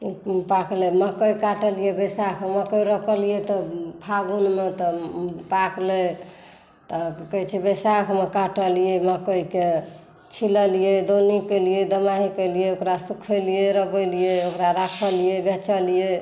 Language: Maithili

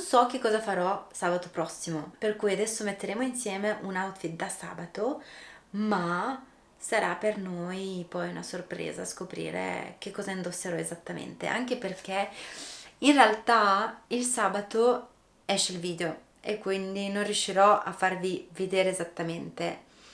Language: Italian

